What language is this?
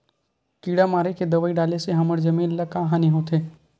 Chhattisgarhi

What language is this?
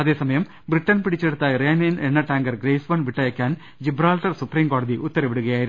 Malayalam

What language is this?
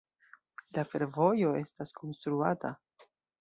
Esperanto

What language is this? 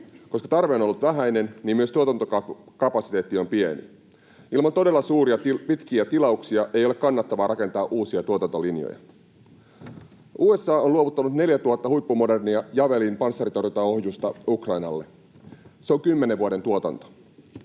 Finnish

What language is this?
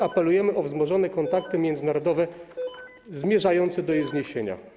Polish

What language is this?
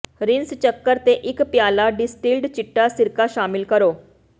Punjabi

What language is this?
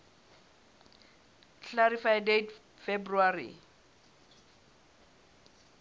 Southern Sotho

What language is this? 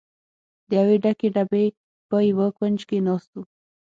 Pashto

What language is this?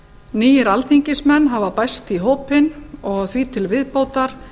Icelandic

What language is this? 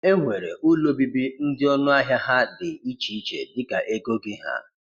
Igbo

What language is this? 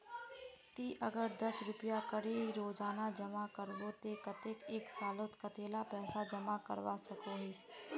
Magahi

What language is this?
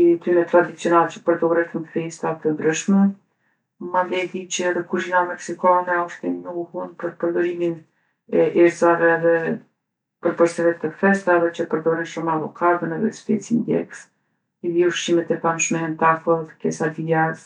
Gheg Albanian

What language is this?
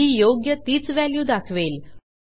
Marathi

